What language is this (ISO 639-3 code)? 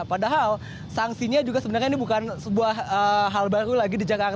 ind